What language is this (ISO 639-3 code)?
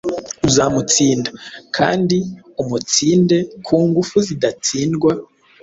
kin